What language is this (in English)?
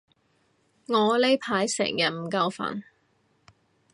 Cantonese